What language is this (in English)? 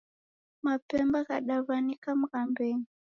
Taita